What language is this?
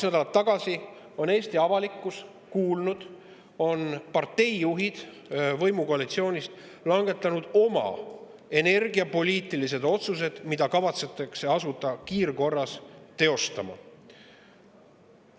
Estonian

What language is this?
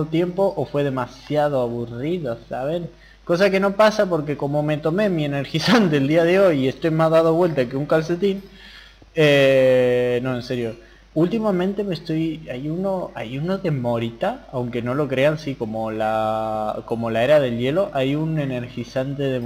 Spanish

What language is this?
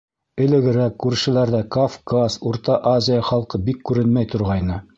Bashkir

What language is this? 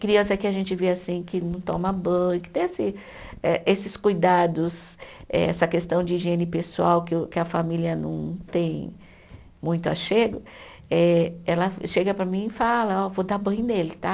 Portuguese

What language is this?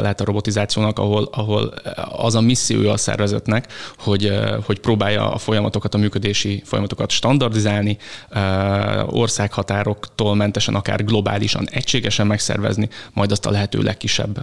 Hungarian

